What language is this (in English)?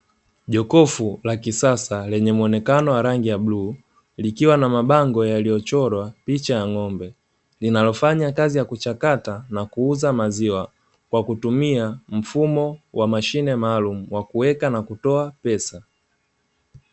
Swahili